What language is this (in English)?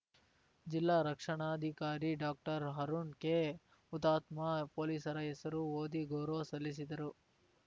Kannada